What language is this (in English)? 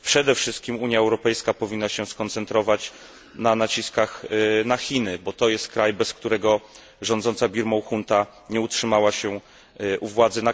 Polish